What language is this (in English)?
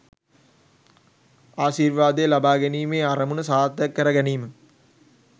Sinhala